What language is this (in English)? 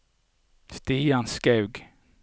Norwegian